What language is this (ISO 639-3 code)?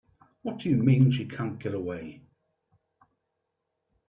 eng